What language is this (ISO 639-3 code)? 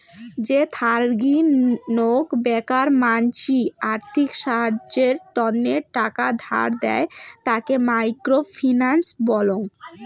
ben